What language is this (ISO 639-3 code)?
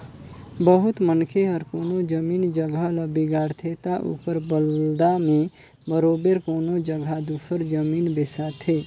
hne